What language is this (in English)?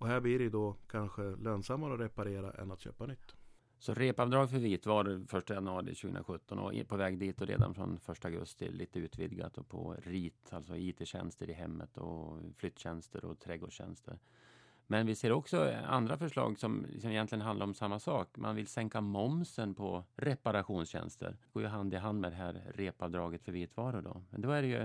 Swedish